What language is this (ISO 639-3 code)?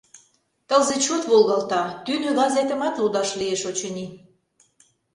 chm